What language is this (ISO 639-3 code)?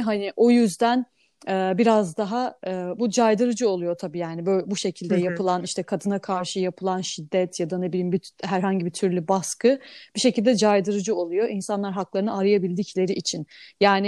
tur